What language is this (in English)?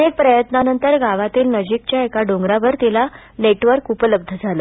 Marathi